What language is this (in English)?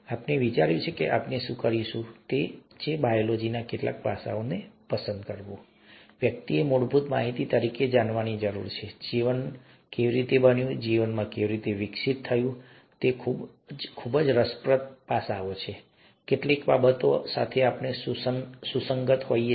Gujarati